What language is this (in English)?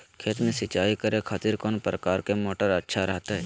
Magahi